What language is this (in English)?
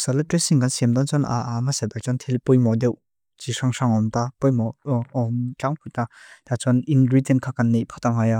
Mizo